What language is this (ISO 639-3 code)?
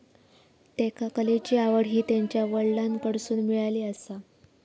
mar